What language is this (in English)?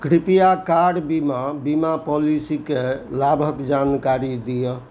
Maithili